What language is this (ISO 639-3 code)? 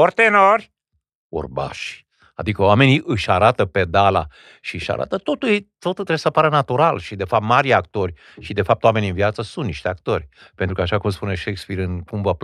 ron